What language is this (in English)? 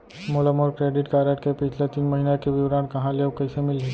Chhattisgarhi